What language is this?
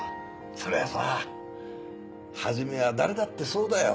Japanese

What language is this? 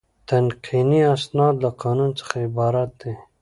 Pashto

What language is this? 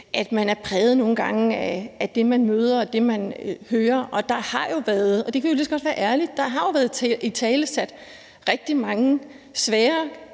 Danish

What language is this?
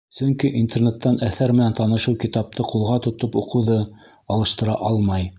Bashkir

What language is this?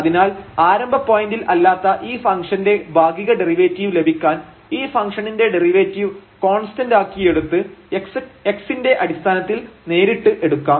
Malayalam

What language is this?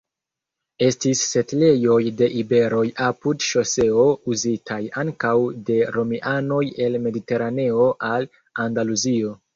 Esperanto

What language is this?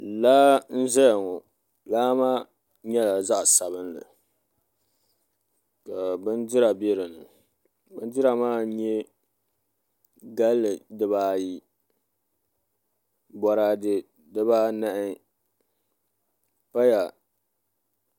Dagbani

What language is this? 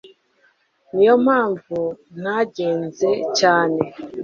Kinyarwanda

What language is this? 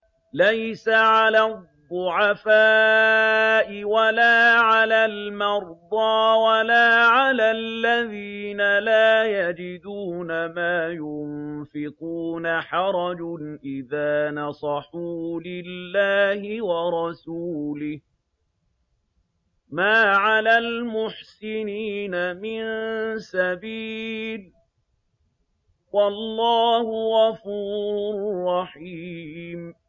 Arabic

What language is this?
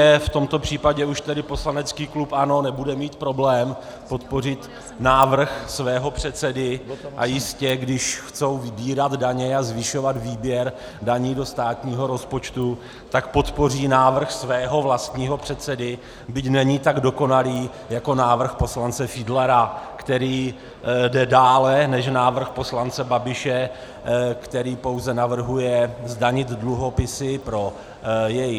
Czech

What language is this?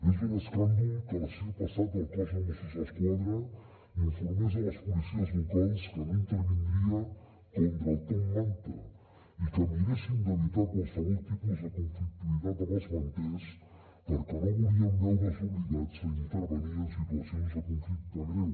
Catalan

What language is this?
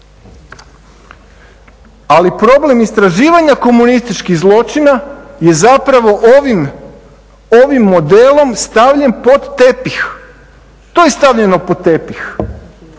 Croatian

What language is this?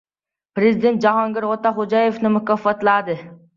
Uzbek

